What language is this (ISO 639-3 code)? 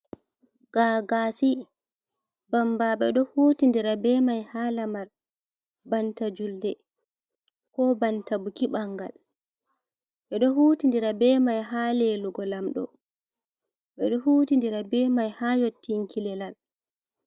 ful